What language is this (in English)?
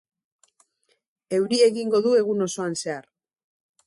Basque